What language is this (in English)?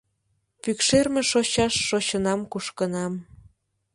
Mari